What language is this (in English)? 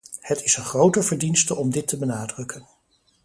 Dutch